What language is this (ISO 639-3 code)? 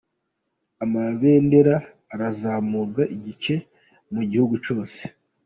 kin